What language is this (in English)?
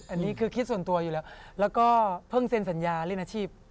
Thai